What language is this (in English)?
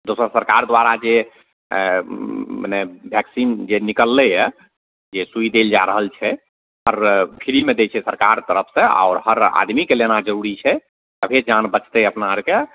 Maithili